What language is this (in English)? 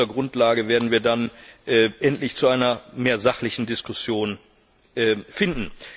German